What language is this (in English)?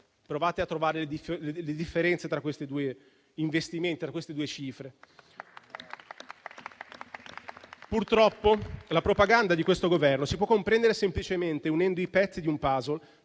Italian